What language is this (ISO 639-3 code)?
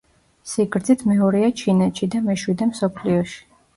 kat